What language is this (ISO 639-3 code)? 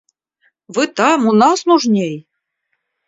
rus